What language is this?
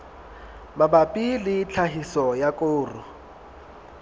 Southern Sotho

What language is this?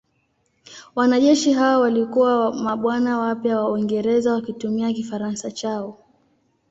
Swahili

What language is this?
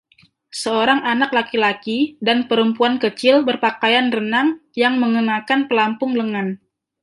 Indonesian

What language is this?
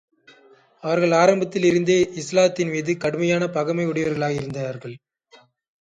Tamil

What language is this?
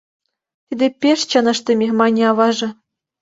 Mari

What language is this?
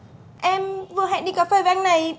Vietnamese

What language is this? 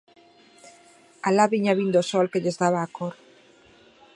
Galician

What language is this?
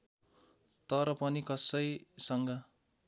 Nepali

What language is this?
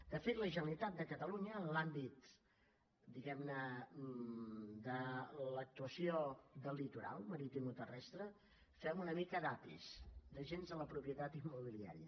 Catalan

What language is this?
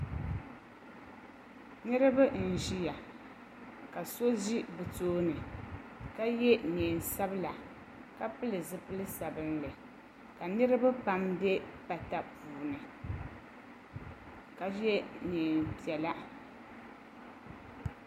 Dagbani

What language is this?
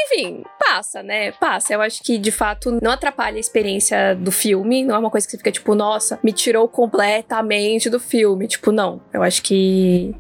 Portuguese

